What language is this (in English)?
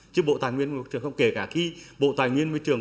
Vietnamese